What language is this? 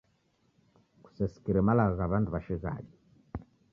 Taita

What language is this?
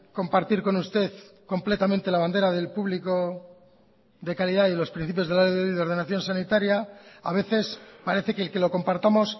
Spanish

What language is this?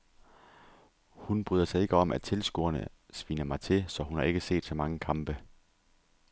Danish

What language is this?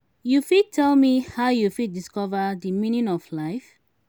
Nigerian Pidgin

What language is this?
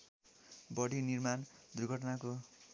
Nepali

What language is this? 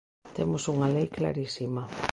Galician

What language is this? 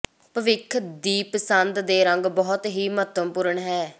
Punjabi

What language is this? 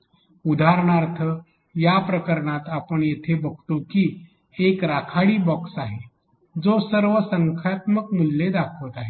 Marathi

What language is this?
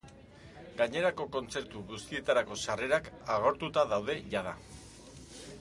Basque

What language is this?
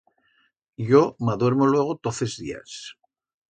Aragonese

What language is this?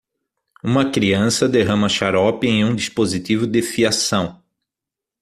Portuguese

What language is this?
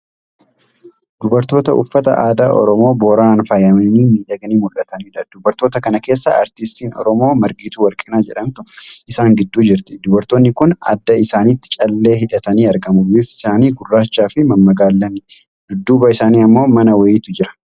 Oromo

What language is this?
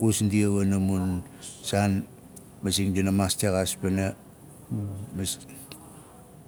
Nalik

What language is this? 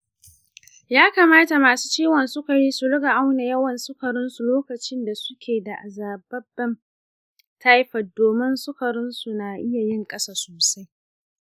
Hausa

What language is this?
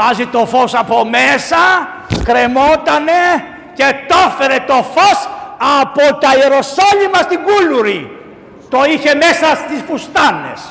Greek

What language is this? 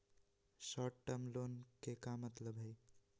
Magahi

